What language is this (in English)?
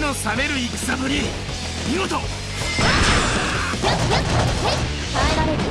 Japanese